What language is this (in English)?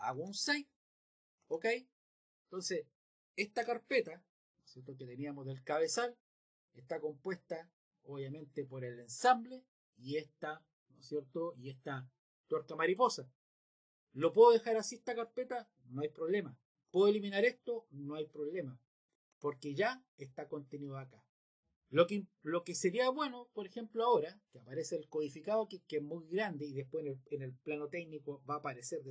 Spanish